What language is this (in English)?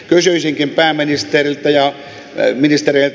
Finnish